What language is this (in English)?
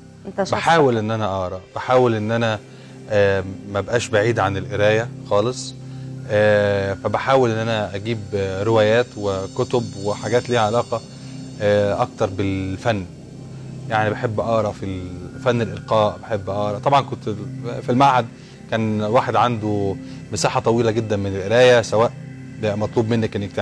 Arabic